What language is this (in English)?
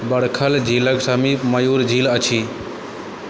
Maithili